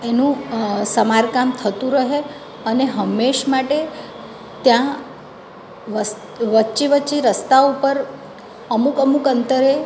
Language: Gujarati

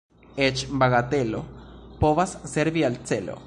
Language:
Esperanto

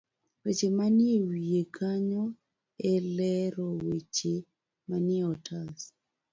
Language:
Luo (Kenya and Tanzania)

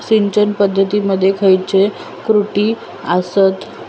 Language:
Marathi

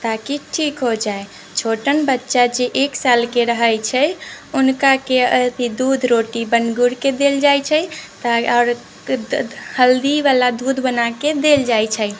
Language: Maithili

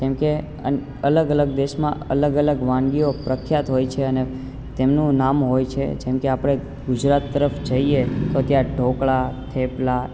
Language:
Gujarati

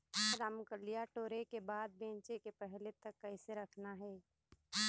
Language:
Chhattisgarhi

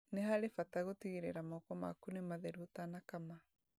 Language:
Kikuyu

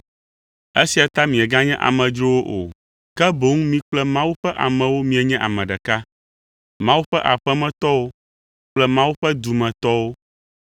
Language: Ewe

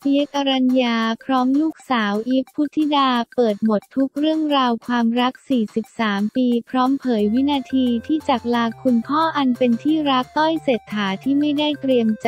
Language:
Thai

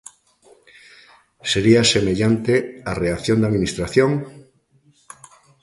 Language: Galician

